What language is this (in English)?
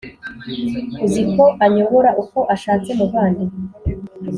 Kinyarwanda